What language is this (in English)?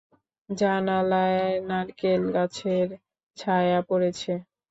Bangla